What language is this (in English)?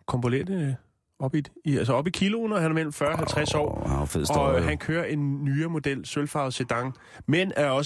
Danish